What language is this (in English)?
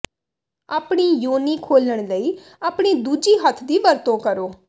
Punjabi